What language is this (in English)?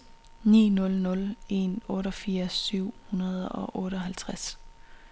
Danish